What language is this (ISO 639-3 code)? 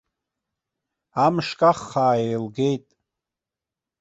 abk